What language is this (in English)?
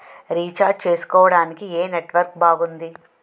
Telugu